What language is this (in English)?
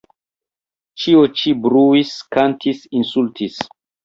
Esperanto